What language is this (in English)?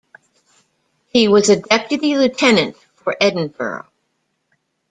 English